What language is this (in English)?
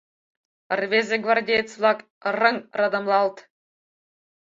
Mari